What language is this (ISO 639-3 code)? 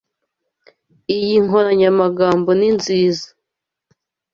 kin